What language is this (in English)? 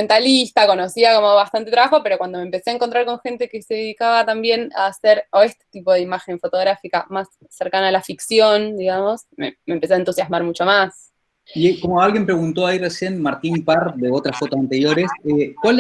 Spanish